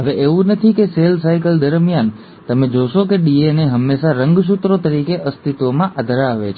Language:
Gujarati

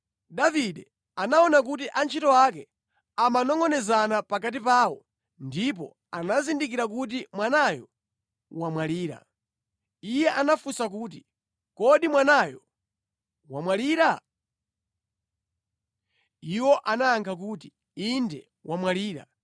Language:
Nyanja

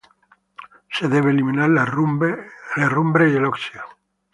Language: Spanish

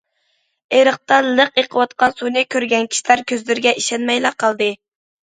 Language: Uyghur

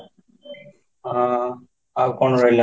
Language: Odia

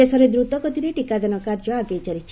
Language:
Odia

